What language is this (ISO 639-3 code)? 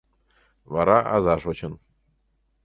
chm